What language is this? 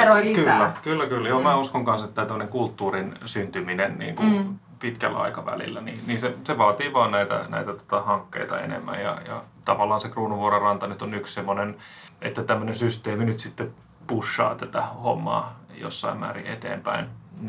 Finnish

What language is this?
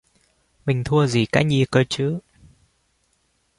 Vietnamese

